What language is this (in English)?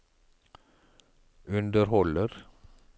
Norwegian